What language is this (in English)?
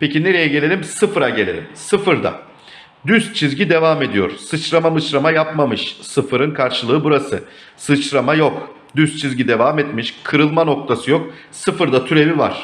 Turkish